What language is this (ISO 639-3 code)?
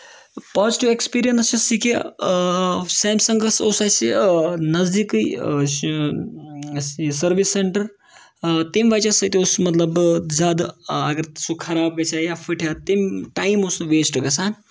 kas